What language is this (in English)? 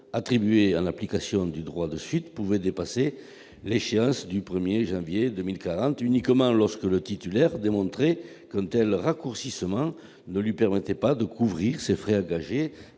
French